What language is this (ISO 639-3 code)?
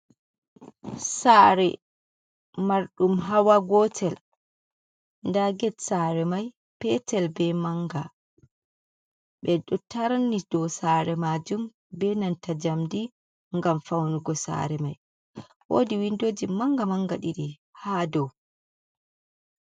ful